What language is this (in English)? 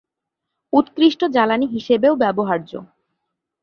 Bangla